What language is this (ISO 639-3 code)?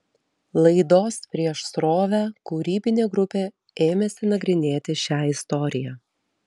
lit